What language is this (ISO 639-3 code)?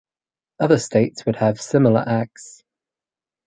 eng